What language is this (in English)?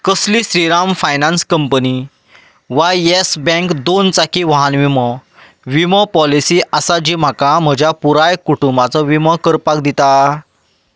Konkani